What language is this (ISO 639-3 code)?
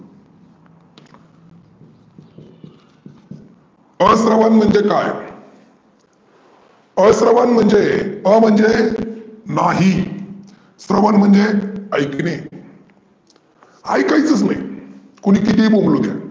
mar